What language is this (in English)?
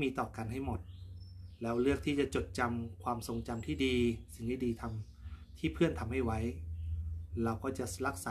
Thai